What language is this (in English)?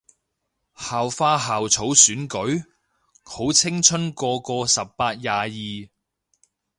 Cantonese